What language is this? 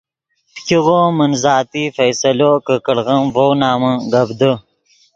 Yidgha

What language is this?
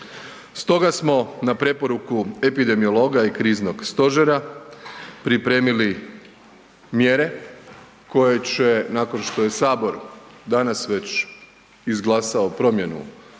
Croatian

